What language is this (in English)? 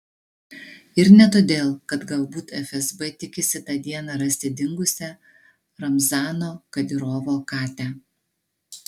Lithuanian